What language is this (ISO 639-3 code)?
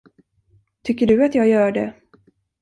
swe